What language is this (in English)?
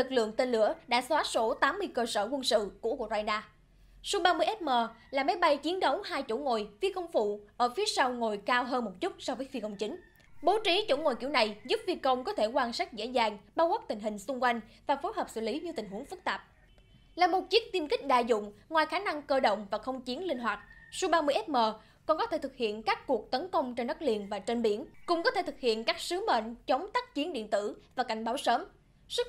Vietnamese